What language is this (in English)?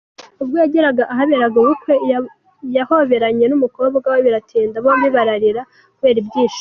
Kinyarwanda